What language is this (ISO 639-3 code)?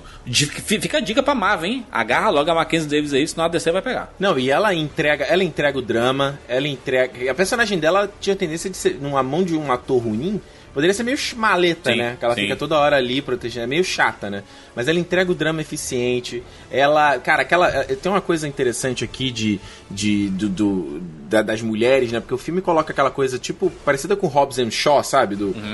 por